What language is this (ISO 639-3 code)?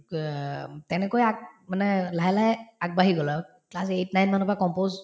asm